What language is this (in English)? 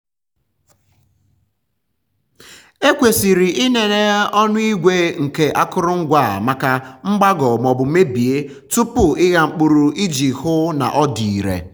Igbo